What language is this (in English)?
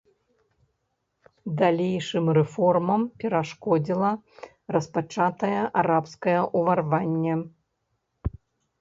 Belarusian